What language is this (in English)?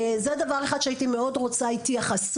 Hebrew